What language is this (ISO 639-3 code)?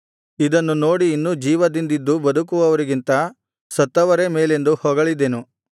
kan